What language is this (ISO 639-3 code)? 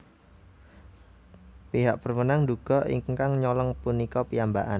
jav